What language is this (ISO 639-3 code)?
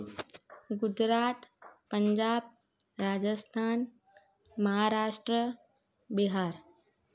snd